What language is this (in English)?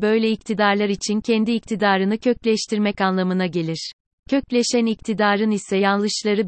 Turkish